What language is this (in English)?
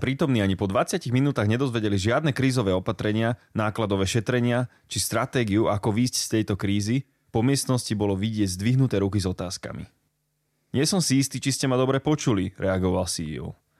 Slovak